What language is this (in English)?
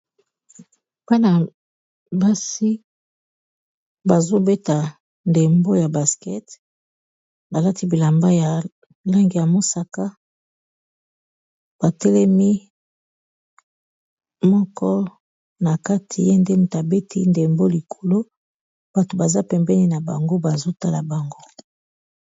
Lingala